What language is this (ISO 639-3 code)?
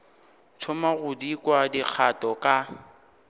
nso